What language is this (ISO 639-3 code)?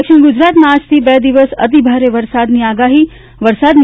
guj